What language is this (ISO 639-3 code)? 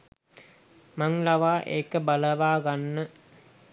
sin